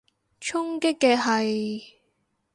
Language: Cantonese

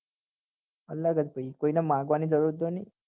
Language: Gujarati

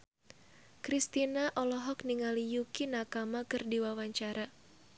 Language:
Sundanese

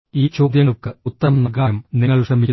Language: Malayalam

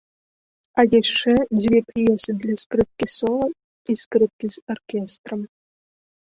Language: Belarusian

